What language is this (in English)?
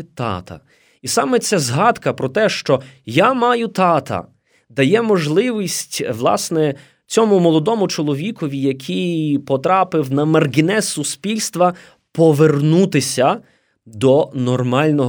Ukrainian